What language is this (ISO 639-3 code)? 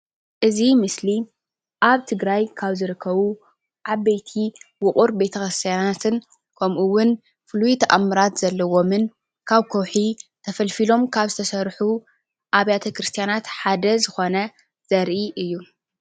tir